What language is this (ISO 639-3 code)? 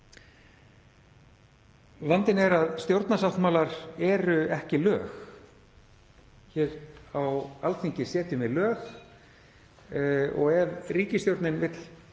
isl